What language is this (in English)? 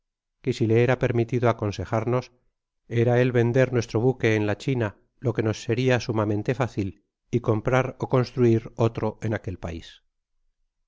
Spanish